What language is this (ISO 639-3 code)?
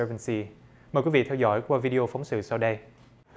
vie